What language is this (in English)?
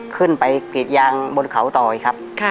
Thai